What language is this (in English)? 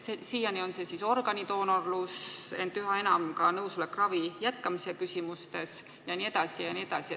Estonian